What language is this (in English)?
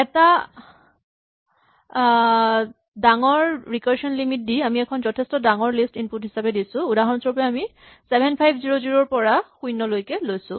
Assamese